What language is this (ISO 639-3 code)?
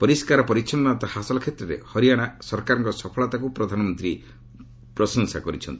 ori